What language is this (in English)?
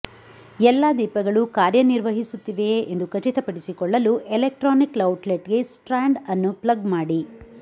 Kannada